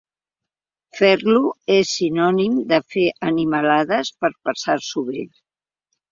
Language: Catalan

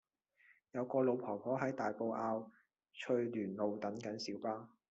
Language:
Cantonese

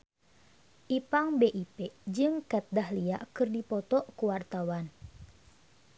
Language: Sundanese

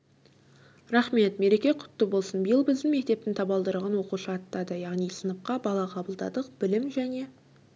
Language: Kazakh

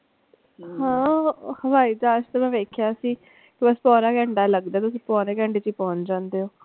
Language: Punjabi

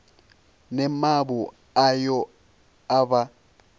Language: Venda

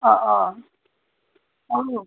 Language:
Assamese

